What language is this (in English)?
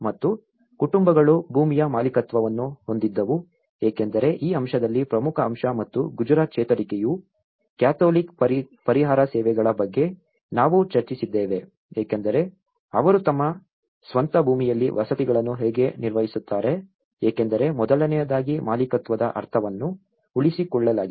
Kannada